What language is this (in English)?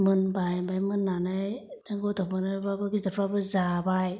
Bodo